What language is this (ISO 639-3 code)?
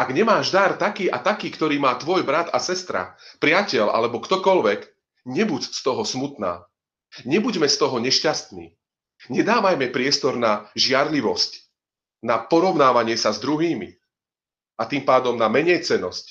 slk